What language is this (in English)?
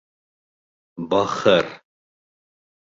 Bashkir